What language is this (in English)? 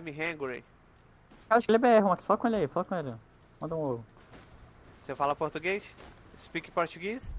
Portuguese